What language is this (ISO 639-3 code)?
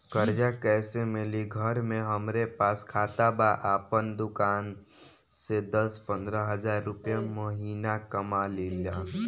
bho